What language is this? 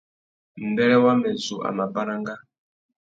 Tuki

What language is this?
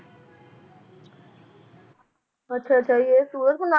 Punjabi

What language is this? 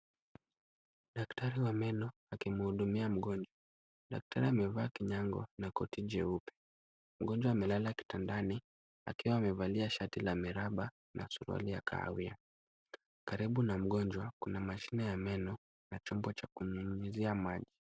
Swahili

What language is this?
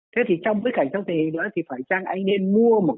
Vietnamese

